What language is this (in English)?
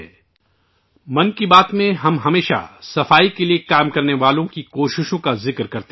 Urdu